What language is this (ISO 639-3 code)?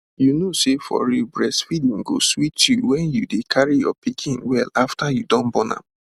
pcm